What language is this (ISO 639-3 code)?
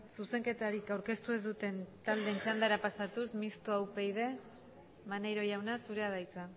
eus